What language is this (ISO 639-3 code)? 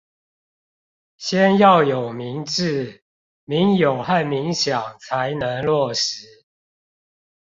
zho